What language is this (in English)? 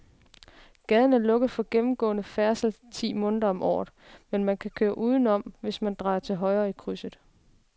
Danish